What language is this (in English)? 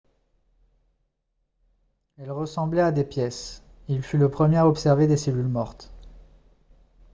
French